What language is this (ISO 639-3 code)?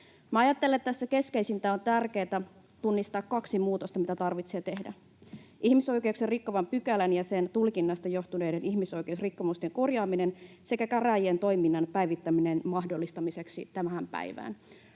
fin